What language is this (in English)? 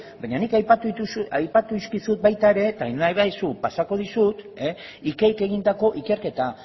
Basque